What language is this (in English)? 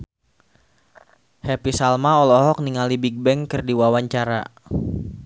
Sundanese